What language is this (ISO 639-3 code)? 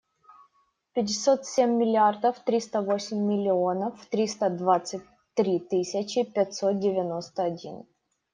rus